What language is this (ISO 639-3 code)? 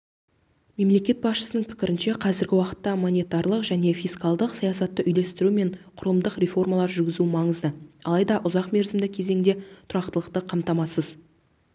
kaz